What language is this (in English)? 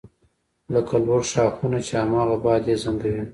Pashto